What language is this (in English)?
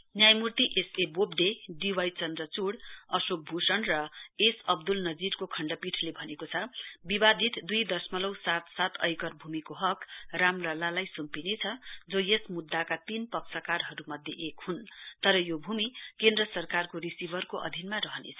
Nepali